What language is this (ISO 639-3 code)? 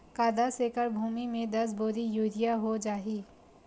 hne